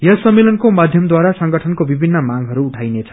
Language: Nepali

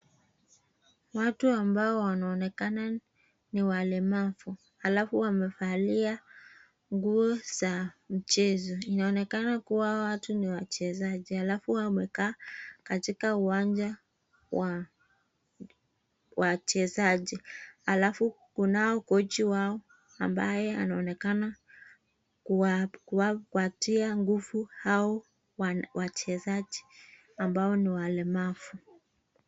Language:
Swahili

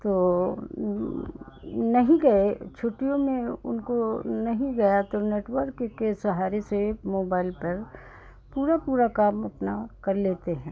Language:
Hindi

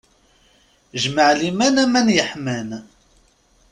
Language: Kabyle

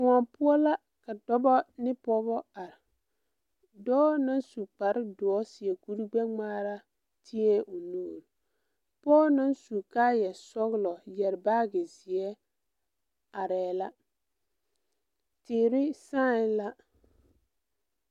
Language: Southern Dagaare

